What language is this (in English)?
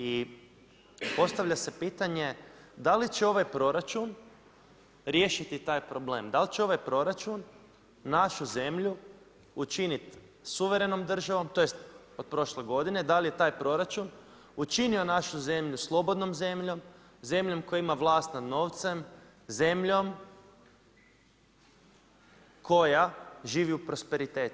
Croatian